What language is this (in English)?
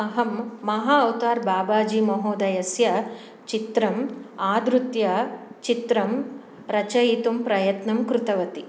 Sanskrit